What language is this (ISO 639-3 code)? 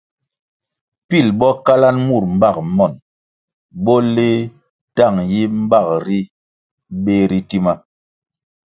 nmg